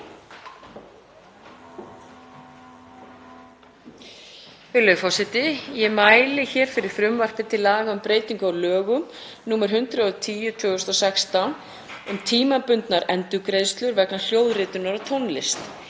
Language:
Icelandic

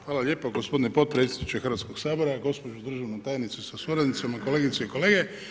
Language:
Croatian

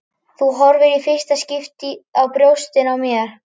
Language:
Icelandic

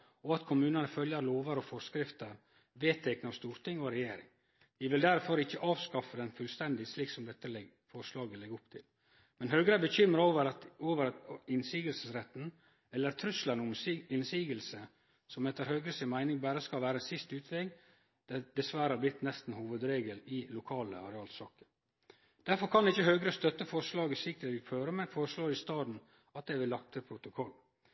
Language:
Norwegian Nynorsk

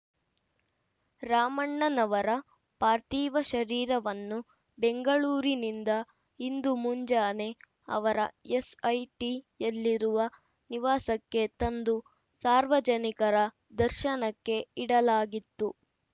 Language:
Kannada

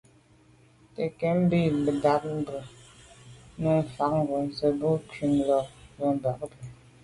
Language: Medumba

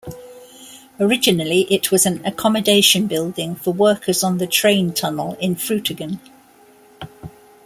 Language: English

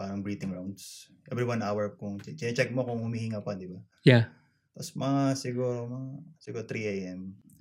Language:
Filipino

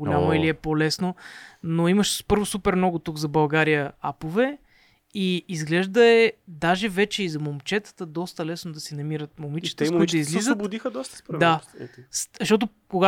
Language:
Bulgarian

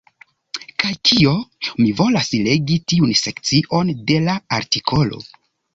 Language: Esperanto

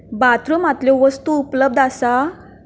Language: Konkani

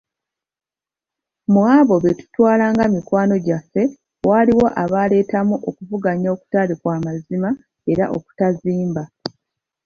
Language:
Ganda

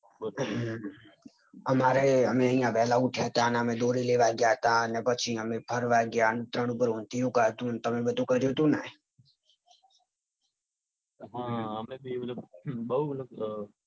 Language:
Gujarati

